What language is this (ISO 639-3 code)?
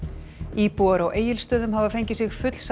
isl